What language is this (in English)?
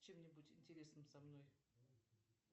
Russian